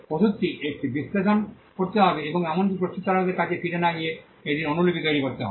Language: Bangla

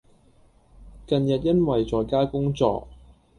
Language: Cantonese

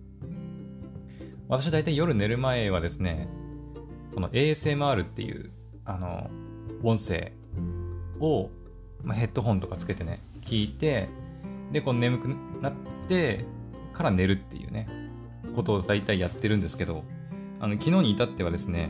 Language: Japanese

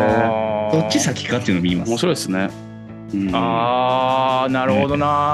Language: Japanese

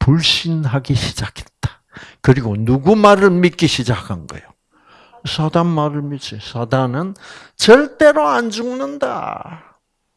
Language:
Korean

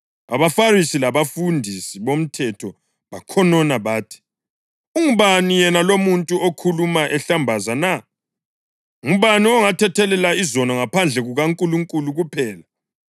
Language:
North Ndebele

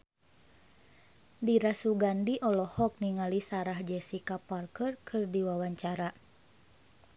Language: Sundanese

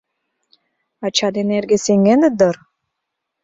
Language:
Mari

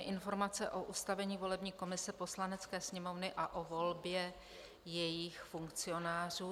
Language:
Czech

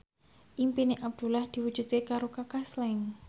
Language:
Javanese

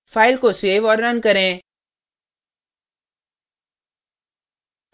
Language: Hindi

